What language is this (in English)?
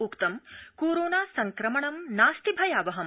Sanskrit